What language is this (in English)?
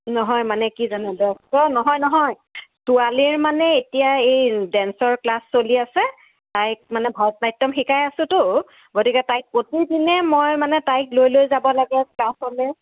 Assamese